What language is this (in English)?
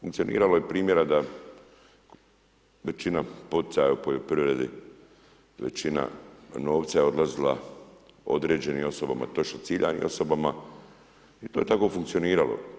Croatian